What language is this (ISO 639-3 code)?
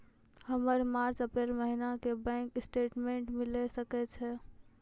mai